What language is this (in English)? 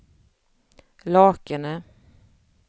Swedish